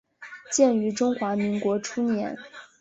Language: Chinese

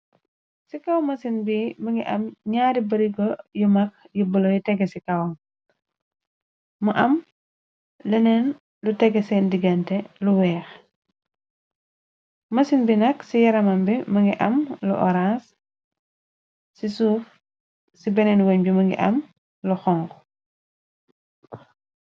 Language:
Wolof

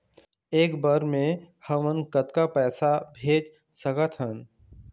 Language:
Chhattisgarhi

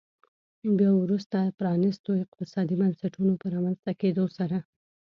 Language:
Pashto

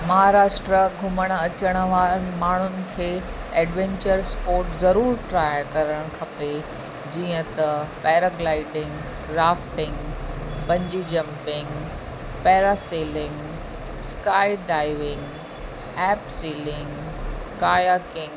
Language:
Sindhi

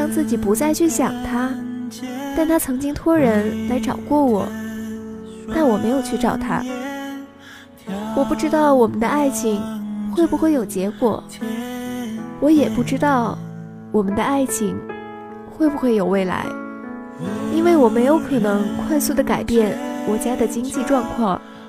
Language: Chinese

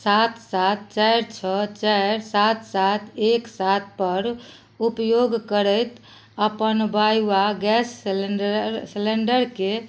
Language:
Maithili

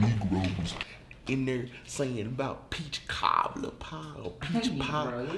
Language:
English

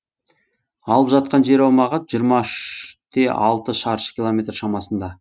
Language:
Kazakh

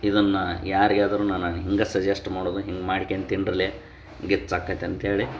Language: Kannada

